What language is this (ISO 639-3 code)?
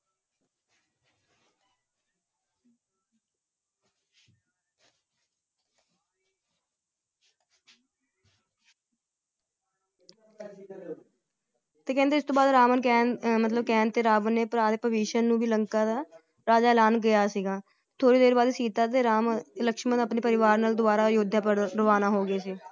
pan